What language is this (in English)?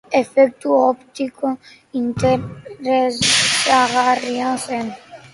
Basque